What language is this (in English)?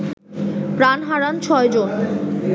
Bangla